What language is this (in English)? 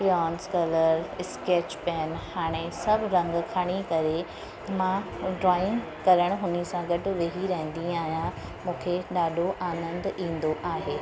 Sindhi